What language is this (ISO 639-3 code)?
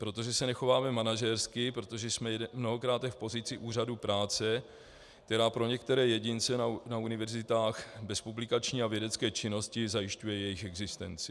ces